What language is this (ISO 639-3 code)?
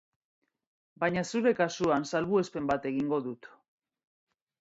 eus